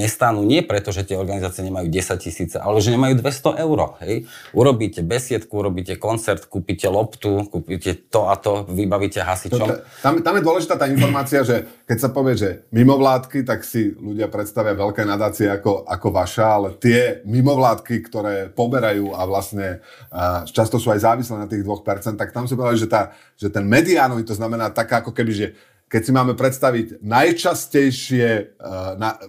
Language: Slovak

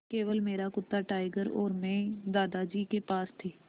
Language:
Hindi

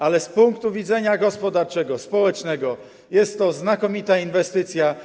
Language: Polish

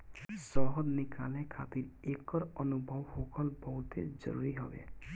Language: Bhojpuri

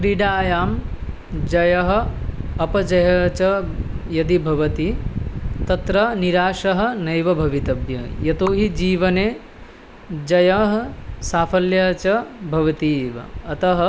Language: Sanskrit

